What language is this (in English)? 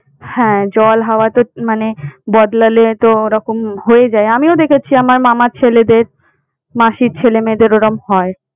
Bangla